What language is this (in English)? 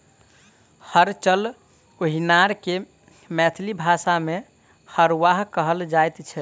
Maithili